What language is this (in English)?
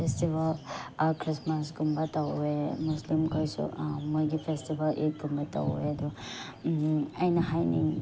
Manipuri